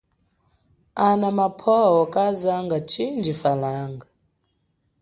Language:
Chokwe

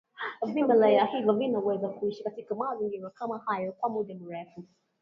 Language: Swahili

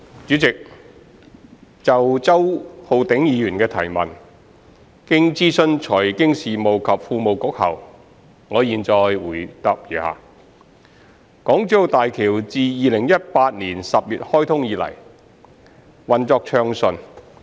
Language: Cantonese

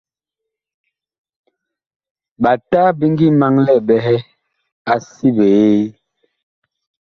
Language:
Bakoko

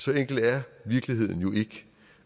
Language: Danish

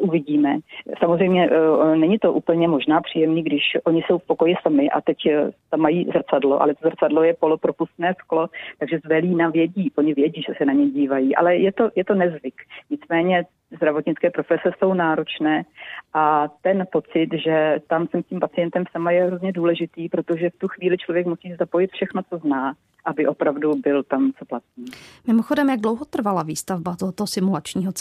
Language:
Czech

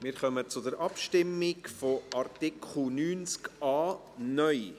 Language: Swiss German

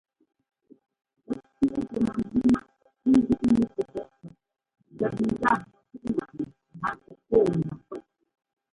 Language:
Ngomba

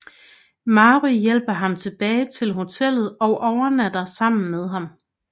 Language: Danish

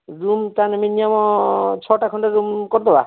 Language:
Odia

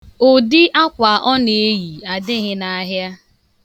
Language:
Igbo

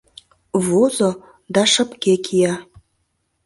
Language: Mari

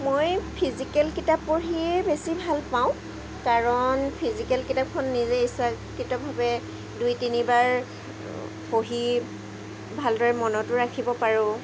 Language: Assamese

